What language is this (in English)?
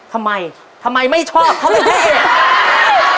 Thai